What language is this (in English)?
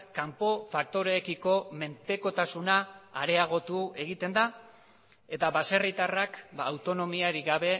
Basque